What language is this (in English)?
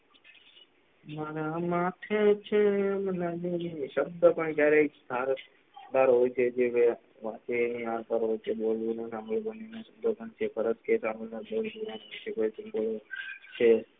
Gujarati